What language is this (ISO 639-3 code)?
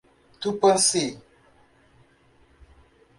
por